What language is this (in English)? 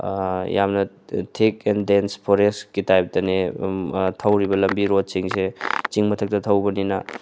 Manipuri